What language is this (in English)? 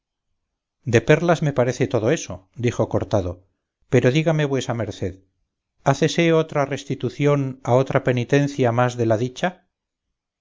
Spanish